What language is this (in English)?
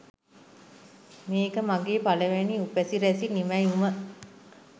Sinhala